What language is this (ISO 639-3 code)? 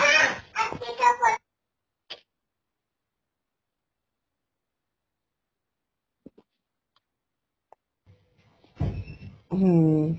pan